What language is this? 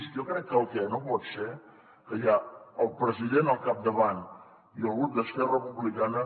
Catalan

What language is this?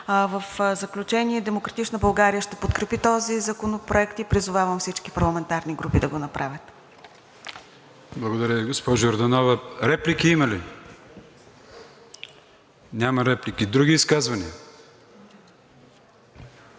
Bulgarian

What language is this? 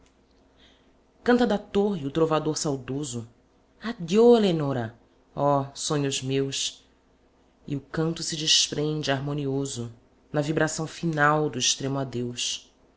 Portuguese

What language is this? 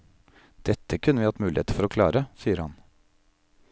Norwegian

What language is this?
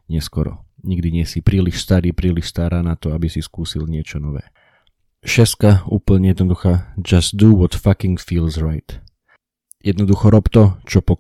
Slovak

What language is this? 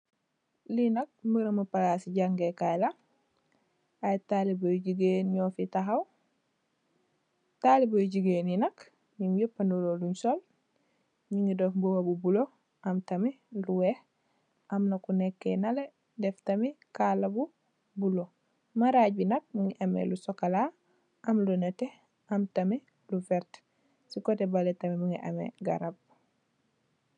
Wolof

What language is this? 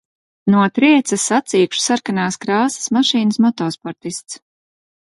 Latvian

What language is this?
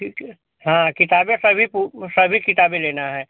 Hindi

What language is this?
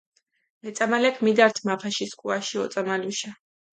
Mingrelian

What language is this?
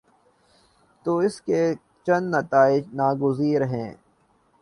Urdu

